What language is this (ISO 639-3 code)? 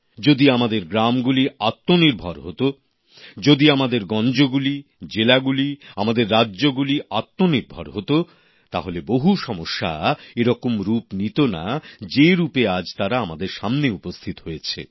ben